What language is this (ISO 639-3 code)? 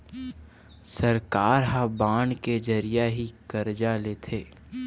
hne